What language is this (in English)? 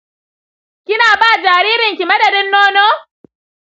Hausa